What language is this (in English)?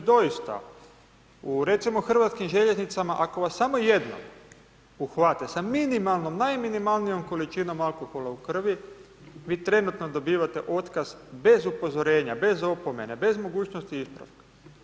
Croatian